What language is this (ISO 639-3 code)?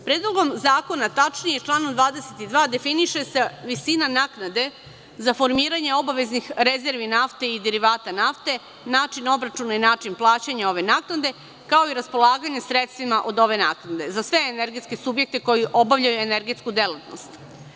srp